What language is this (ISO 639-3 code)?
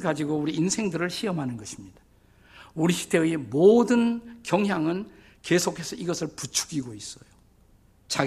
kor